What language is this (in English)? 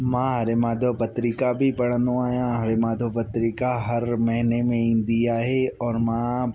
Sindhi